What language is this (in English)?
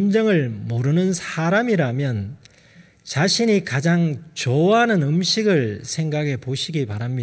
Korean